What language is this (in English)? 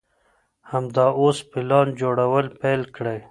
Pashto